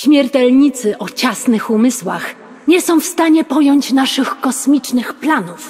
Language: Polish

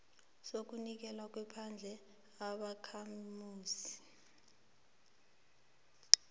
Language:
South Ndebele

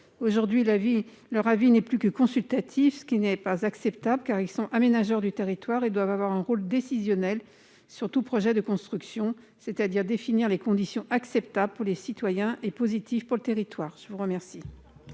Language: French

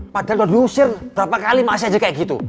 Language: Indonesian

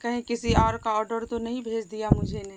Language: Urdu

